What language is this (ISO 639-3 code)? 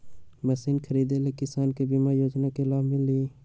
mag